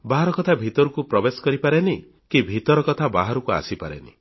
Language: Odia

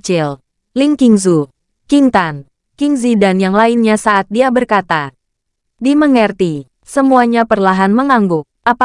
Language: Indonesian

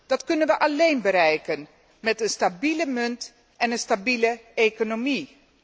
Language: Dutch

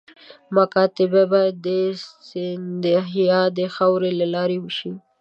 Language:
Pashto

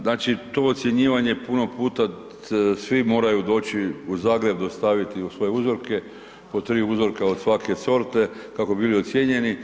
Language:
Croatian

